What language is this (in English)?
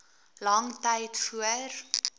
Afrikaans